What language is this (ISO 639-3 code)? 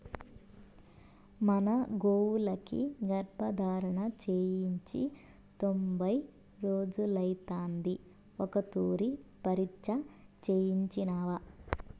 tel